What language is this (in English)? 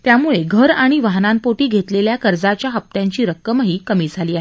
Marathi